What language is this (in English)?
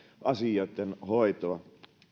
Finnish